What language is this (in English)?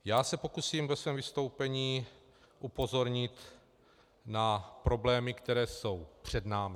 Czech